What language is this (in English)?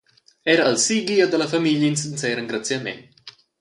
Romansh